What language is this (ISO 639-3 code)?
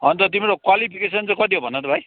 nep